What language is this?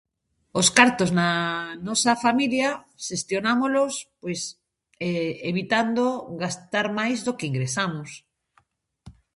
Galician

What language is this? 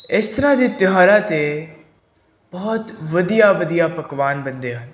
Punjabi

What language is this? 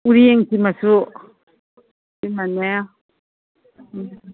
Manipuri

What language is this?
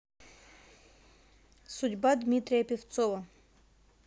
Russian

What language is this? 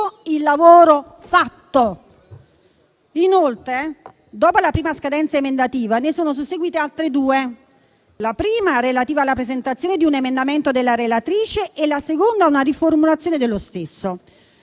Italian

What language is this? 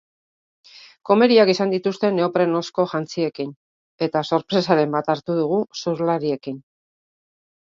Basque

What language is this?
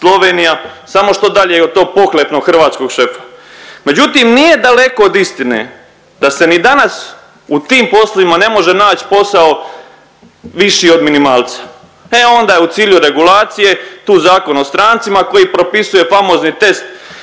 Croatian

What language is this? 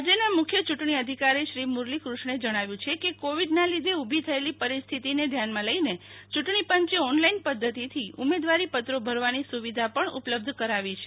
Gujarati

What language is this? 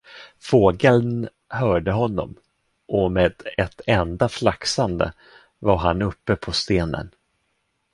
Swedish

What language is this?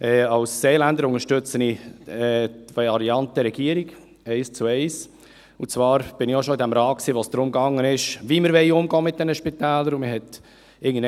Swiss German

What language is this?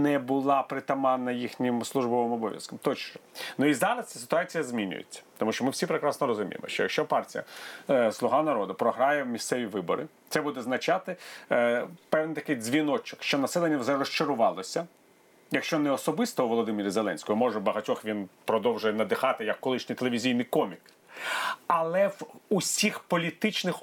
Ukrainian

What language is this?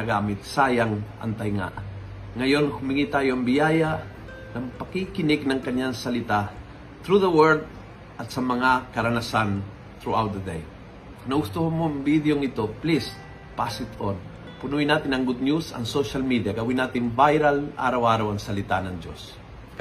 Filipino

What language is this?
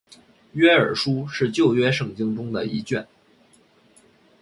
Chinese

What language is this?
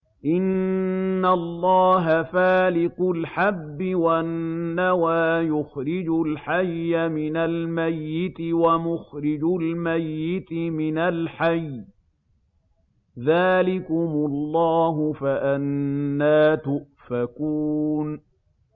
Arabic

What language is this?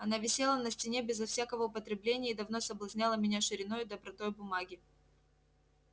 Russian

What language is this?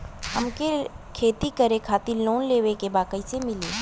Bhojpuri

